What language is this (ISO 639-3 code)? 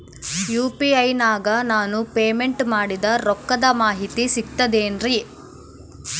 kan